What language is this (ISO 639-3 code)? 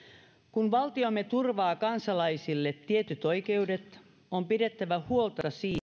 fin